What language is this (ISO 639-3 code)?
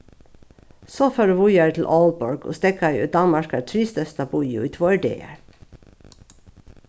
fao